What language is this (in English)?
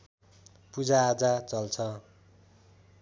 Nepali